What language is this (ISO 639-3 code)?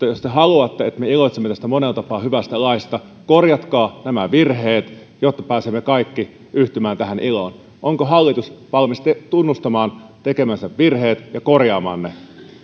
fin